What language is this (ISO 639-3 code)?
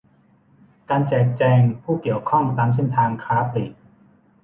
tha